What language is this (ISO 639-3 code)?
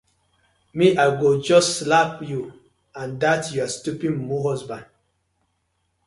pcm